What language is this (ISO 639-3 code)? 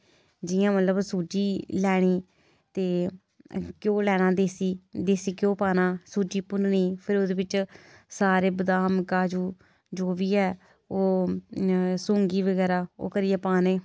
doi